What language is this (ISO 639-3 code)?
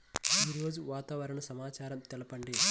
tel